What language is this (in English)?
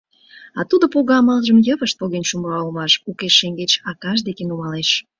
Mari